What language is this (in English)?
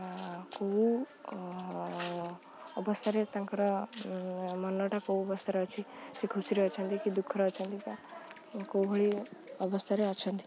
Odia